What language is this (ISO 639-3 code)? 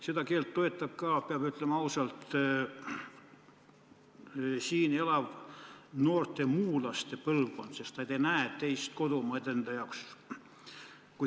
est